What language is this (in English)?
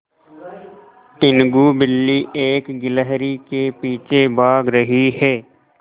Hindi